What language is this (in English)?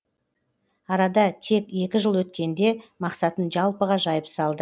Kazakh